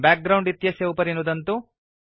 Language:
Sanskrit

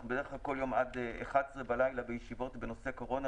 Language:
Hebrew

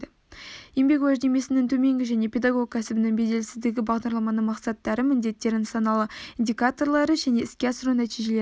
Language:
Kazakh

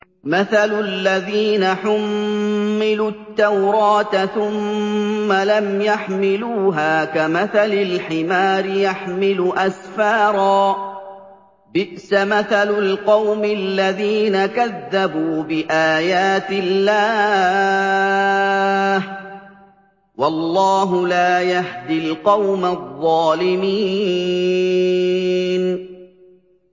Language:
Arabic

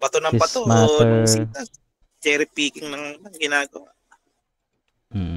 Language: Filipino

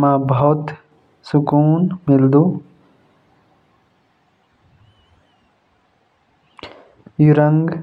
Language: Jaunsari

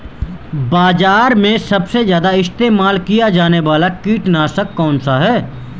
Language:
Hindi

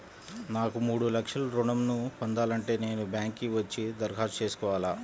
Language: Telugu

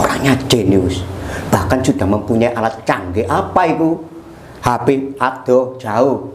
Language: Indonesian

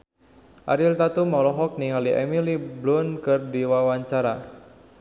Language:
Sundanese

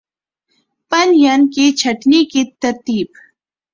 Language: Urdu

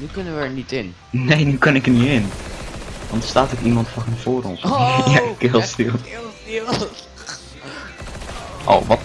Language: Dutch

